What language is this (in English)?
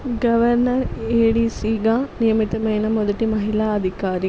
Telugu